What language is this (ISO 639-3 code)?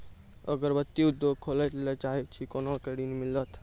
mai